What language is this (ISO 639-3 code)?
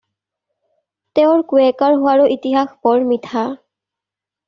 asm